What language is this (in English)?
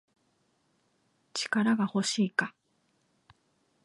Japanese